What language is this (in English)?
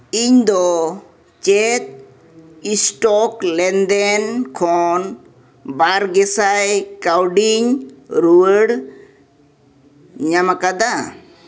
Santali